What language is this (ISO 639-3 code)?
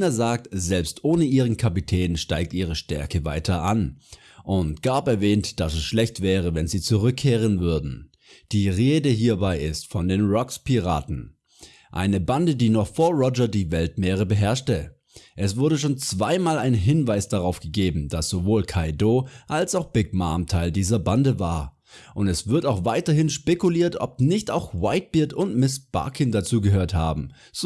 deu